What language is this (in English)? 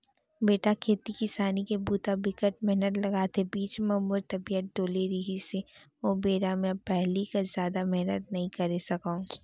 Chhattisgarhi